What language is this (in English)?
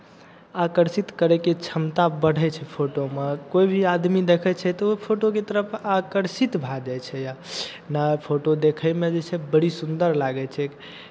Maithili